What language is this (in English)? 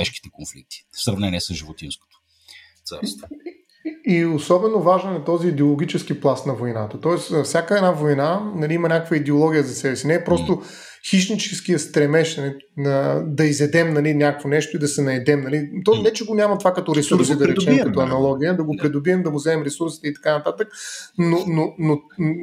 Bulgarian